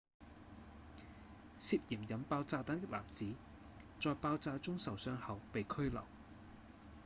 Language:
Cantonese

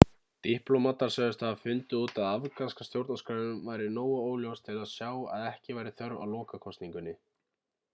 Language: Icelandic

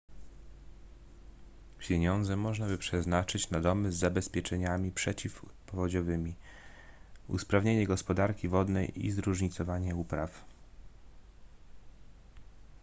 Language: Polish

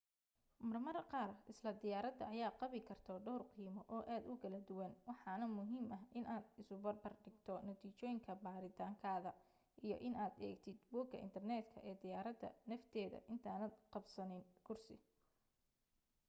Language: Somali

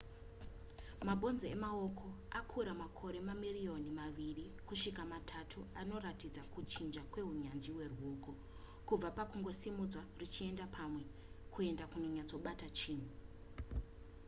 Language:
Shona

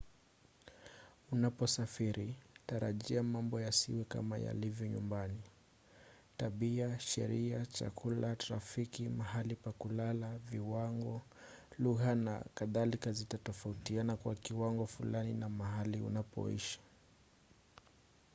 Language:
Swahili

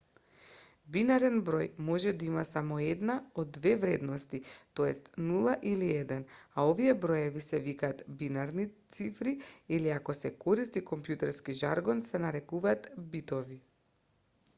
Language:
Macedonian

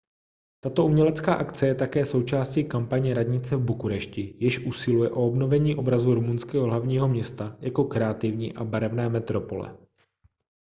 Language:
Czech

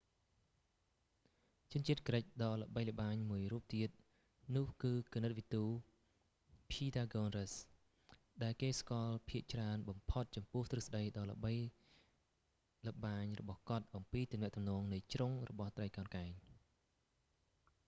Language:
Khmer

